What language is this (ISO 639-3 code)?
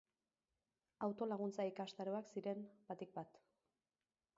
eus